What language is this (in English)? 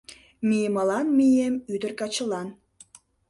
Mari